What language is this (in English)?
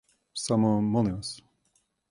Serbian